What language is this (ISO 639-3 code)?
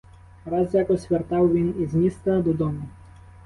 ukr